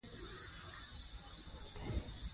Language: Pashto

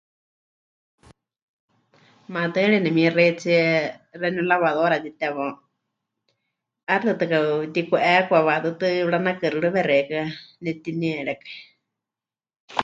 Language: Huichol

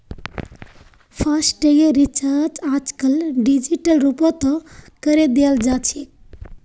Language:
Magahi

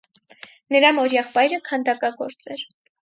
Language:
Armenian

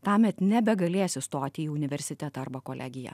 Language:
Lithuanian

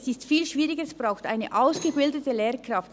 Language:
Swiss German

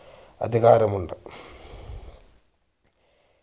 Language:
Malayalam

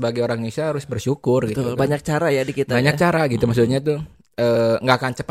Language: Indonesian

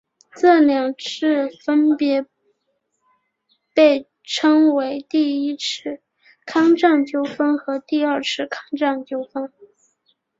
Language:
Chinese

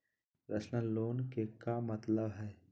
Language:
Magahi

